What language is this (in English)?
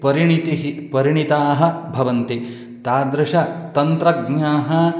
Sanskrit